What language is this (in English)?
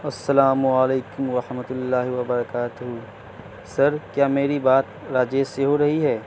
Urdu